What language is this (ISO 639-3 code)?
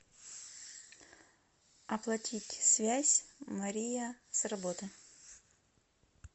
rus